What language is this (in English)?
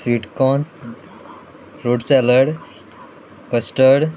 Konkani